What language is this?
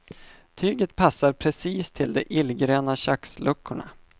Swedish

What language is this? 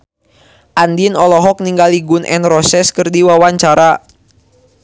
Sundanese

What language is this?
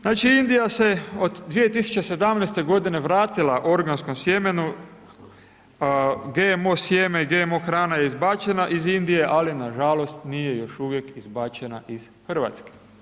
Croatian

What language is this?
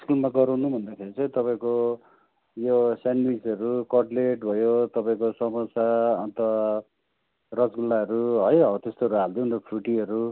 Nepali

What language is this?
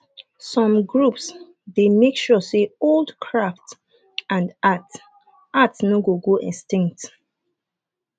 Nigerian Pidgin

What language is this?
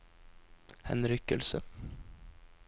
Norwegian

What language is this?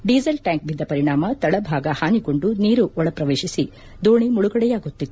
Kannada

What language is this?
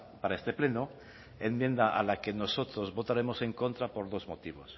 Spanish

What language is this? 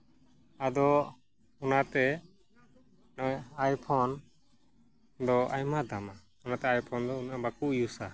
Santali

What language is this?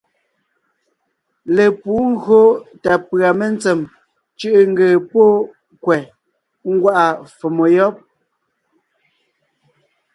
Ngiemboon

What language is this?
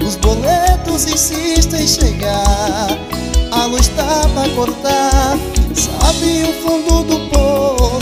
Portuguese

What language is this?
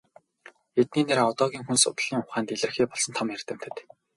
Mongolian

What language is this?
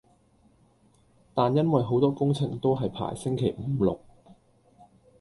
Cantonese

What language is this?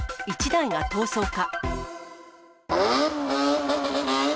Japanese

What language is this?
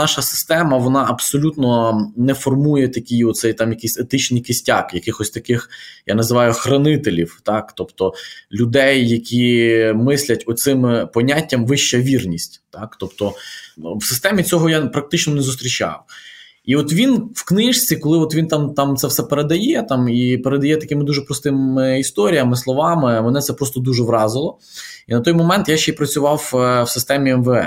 Ukrainian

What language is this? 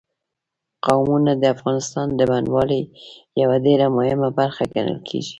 Pashto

